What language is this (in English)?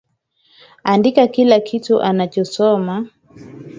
Swahili